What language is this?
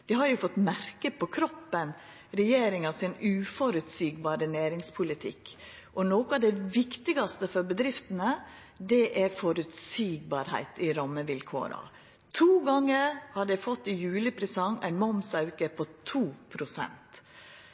Norwegian Nynorsk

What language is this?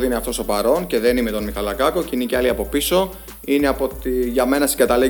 Greek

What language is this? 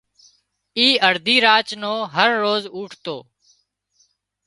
Wadiyara Koli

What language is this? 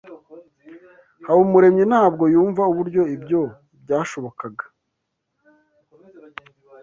Kinyarwanda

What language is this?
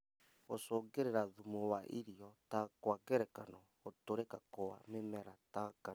Kikuyu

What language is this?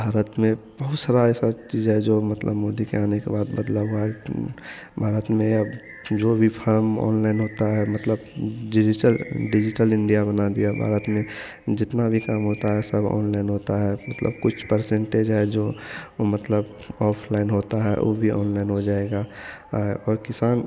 Hindi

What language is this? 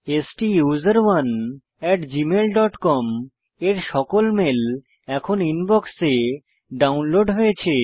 Bangla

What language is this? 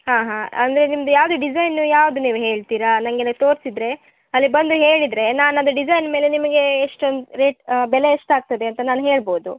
Kannada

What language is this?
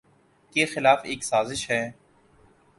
Urdu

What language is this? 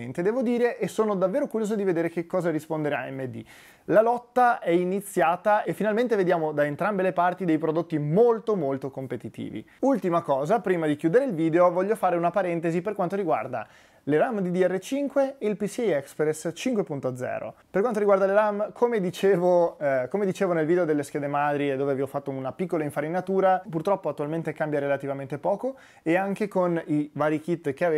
Italian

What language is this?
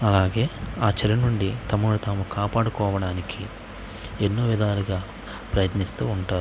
Telugu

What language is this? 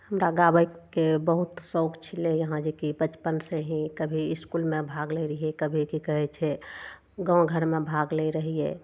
Maithili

